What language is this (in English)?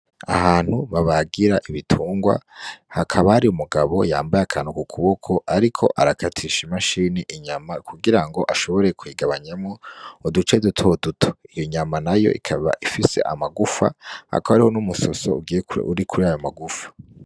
Rundi